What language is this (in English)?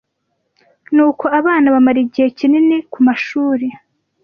Kinyarwanda